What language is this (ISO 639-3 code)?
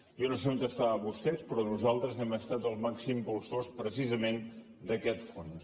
cat